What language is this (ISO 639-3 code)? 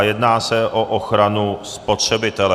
ces